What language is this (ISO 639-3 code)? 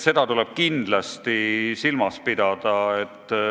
est